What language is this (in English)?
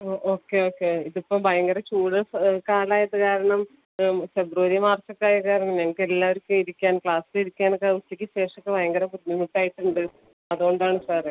Malayalam